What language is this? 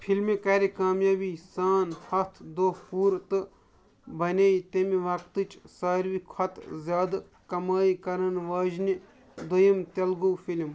Kashmiri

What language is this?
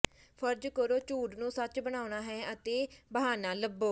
Punjabi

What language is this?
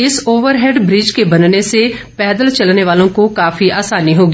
Hindi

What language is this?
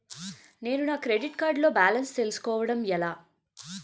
Telugu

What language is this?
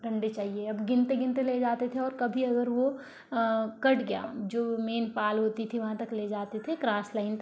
Hindi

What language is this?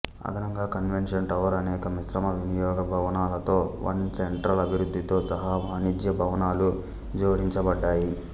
Telugu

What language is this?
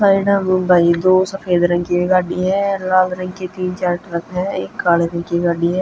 Haryanvi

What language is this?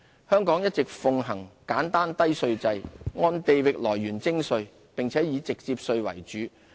Cantonese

